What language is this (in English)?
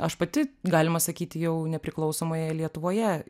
Lithuanian